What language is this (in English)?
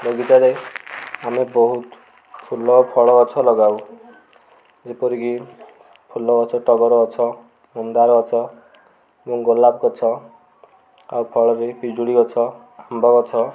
Odia